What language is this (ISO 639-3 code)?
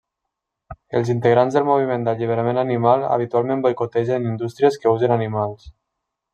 cat